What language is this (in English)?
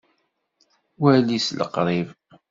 Kabyle